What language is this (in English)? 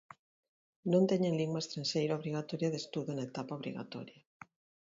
Galician